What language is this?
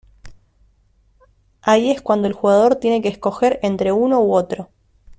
Spanish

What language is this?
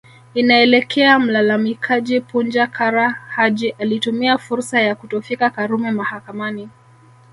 Swahili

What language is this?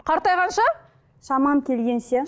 Kazakh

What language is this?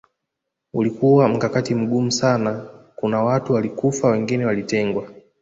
Swahili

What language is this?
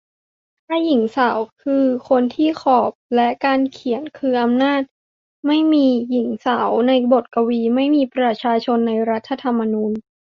Thai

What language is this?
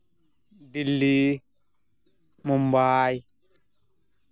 Santali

